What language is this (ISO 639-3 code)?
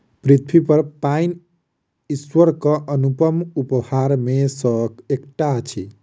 mai